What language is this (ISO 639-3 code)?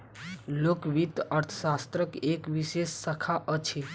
mai